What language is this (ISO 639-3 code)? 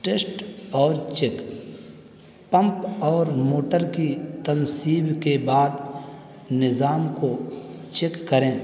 urd